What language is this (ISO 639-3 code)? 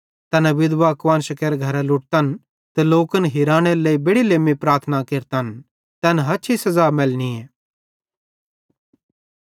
bhd